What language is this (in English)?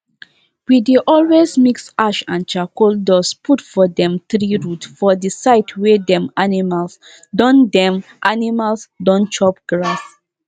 Nigerian Pidgin